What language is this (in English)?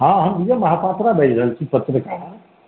Maithili